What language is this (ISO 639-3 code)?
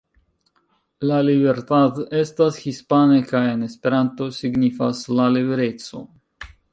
epo